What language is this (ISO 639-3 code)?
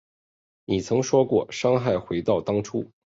zho